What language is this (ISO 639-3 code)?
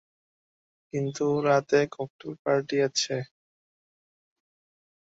ben